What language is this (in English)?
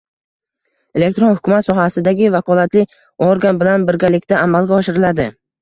Uzbek